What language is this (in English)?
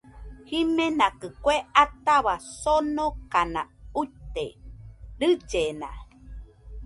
Nüpode Huitoto